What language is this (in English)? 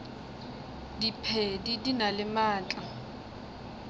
Northern Sotho